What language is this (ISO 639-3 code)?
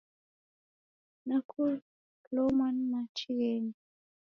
dav